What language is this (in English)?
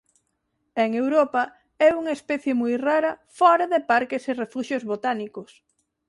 Galician